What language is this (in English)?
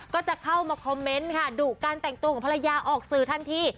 Thai